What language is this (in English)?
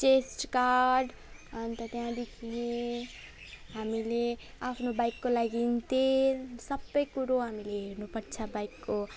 Nepali